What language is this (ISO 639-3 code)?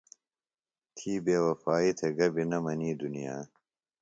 phl